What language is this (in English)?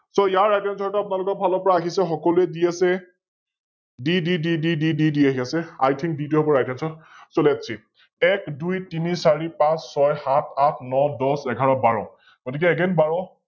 Assamese